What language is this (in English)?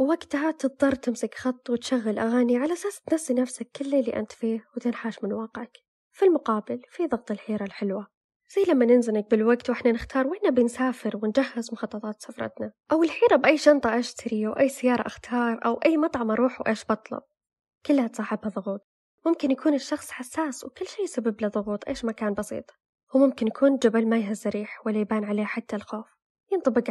Arabic